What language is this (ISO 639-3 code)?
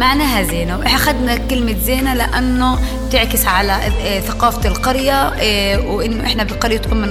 ara